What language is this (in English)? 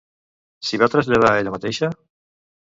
Catalan